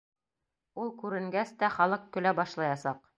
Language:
Bashkir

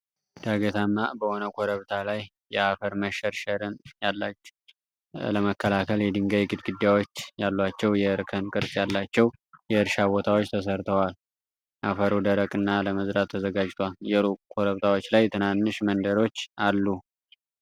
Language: Amharic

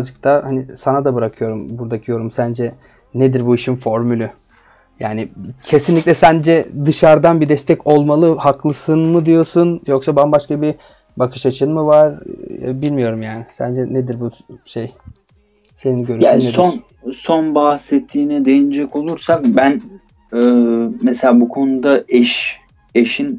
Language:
Turkish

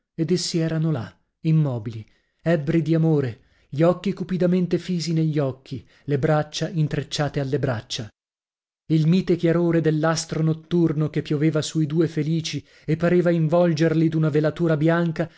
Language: Italian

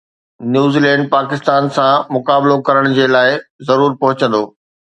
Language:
Sindhi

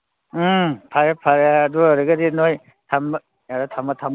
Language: Manipuri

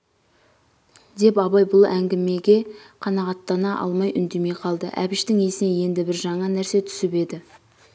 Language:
Kazakh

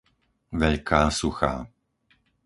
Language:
Slovak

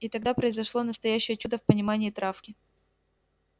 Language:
Russian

